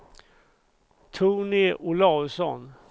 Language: Swedish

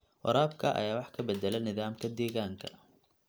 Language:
Somali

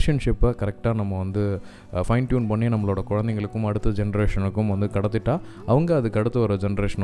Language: Tamil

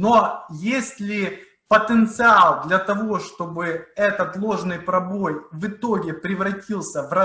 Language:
Russian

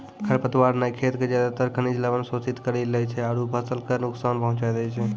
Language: Maithili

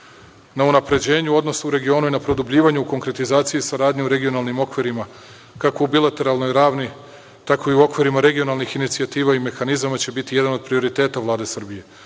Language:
Serbian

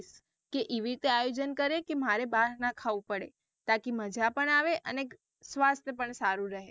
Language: Gujarati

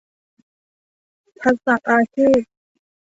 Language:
Thai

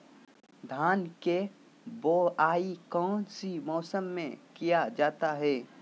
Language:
Magahi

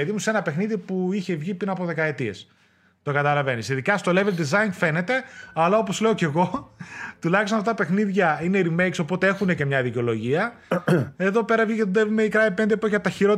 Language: Greek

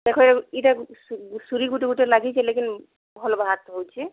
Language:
Odia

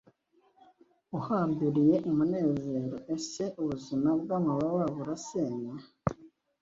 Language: Kinyarwanda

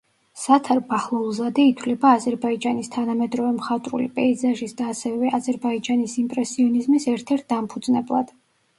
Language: Georgian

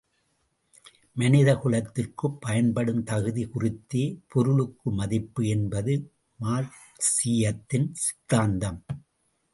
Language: Tamil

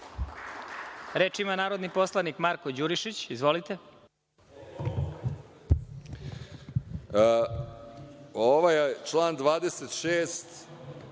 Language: Serbian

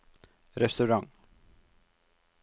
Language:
Norwegian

